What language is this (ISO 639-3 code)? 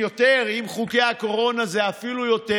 heb